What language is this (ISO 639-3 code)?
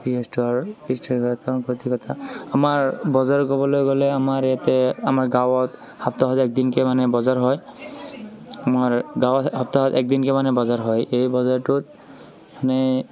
asm